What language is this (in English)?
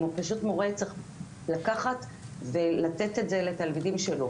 Hebrew